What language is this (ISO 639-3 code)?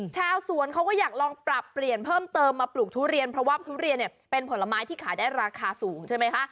tha